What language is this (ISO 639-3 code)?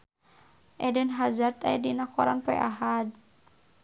sun